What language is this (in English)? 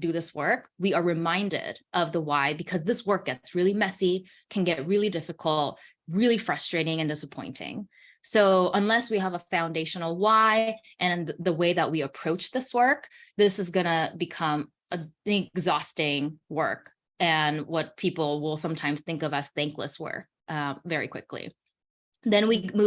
English